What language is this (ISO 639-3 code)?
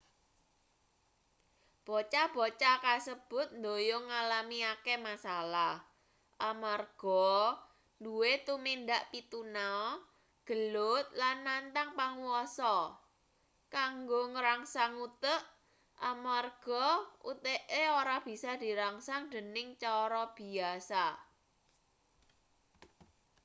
jav